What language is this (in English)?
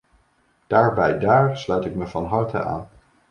Dutch